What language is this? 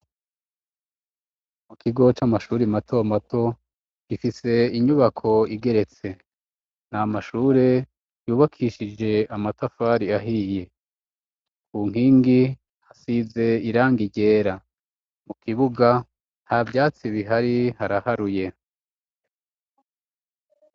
Rundi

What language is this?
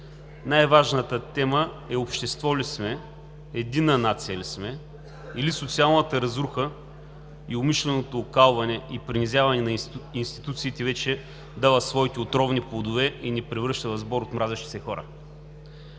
Bulgarian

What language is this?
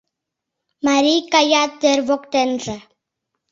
Mari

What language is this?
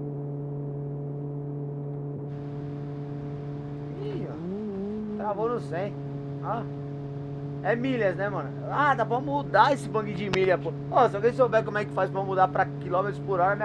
Portuguese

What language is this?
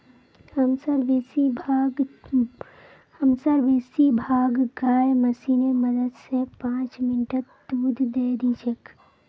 Magahi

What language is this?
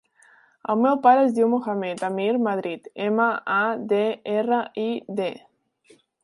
Catalan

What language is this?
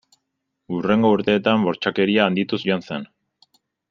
Basque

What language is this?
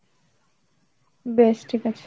Bangla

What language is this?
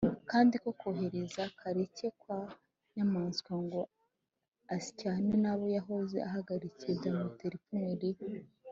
Kinyarwanda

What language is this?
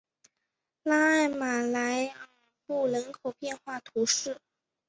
Chinese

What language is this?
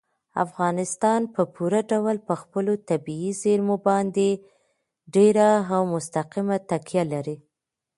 Pashto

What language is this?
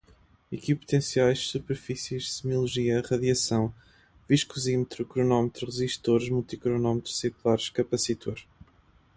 Portuguese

